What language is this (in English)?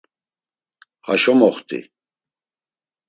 Laz